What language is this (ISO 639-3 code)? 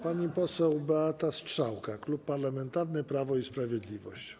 pol